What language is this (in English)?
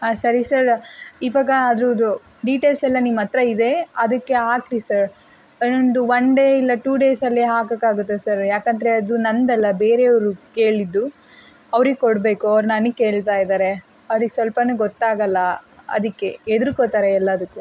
Kannada